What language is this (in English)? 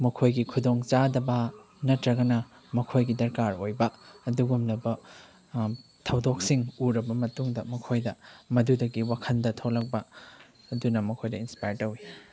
Manipuri